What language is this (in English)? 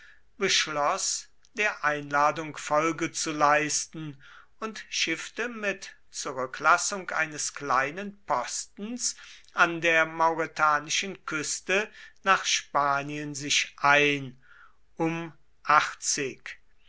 German